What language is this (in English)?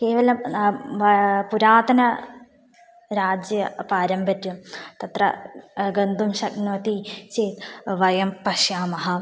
Sanskrit